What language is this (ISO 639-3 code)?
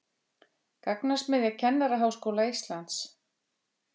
isl